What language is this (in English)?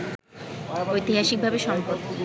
Bangla